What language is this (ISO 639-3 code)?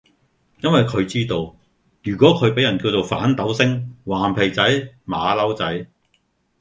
yue